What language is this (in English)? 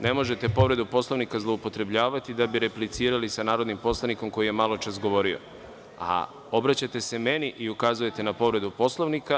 Serbian